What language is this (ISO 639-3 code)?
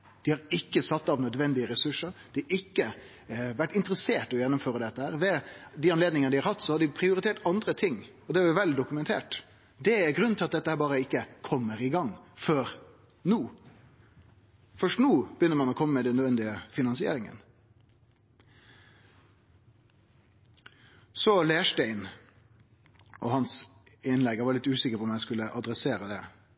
nno